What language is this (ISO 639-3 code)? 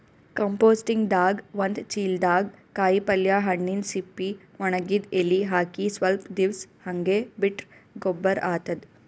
kan